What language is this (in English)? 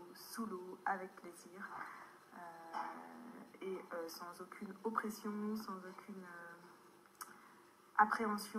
French